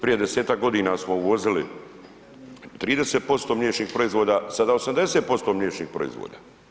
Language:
Croatian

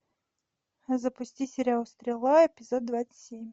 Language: Russian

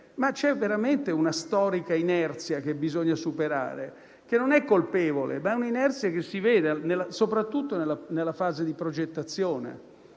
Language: Italian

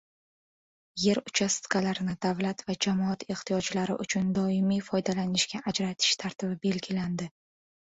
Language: Uzbek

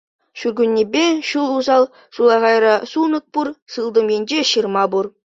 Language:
Chuvash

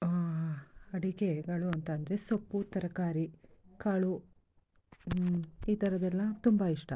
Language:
Kannada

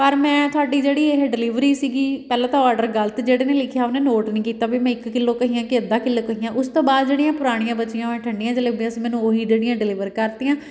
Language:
Punjabi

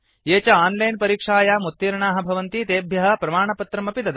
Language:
Sanskrit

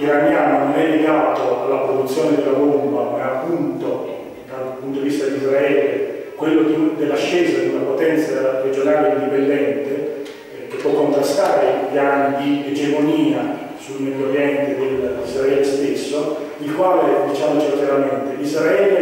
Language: Italian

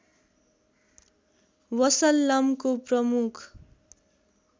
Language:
Nepali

